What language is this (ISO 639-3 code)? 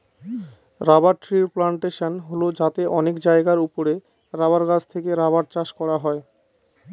ben